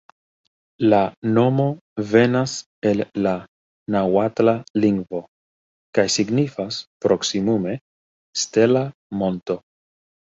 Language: Esperanto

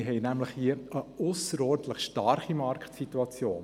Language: Swiss German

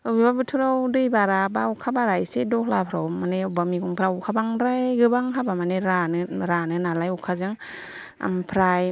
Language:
Bodo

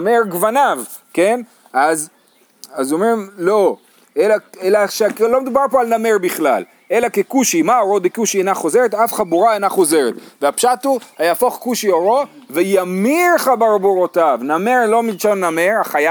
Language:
Hebrew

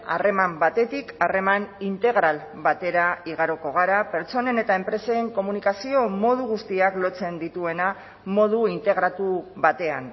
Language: Basque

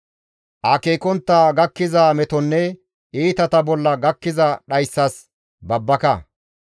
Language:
Gamo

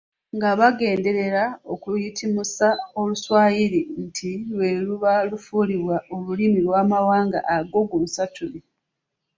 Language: Ganda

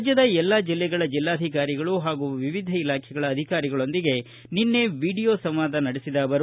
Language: Kannada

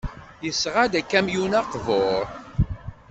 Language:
Kabyle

